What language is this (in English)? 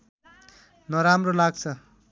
Nepali